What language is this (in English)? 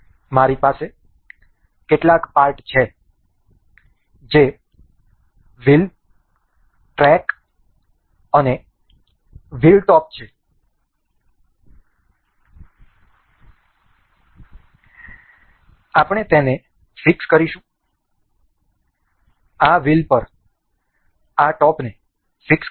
Gujarati